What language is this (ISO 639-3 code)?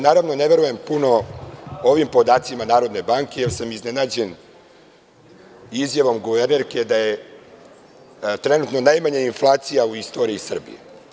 srp